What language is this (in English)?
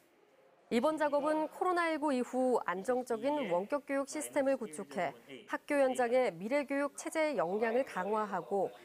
Korean